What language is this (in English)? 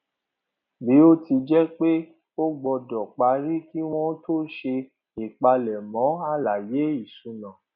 Yoruba